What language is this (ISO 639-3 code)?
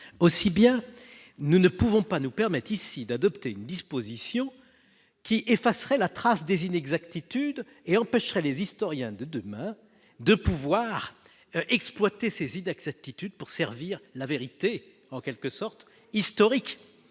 fra